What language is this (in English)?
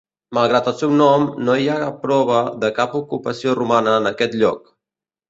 Catalan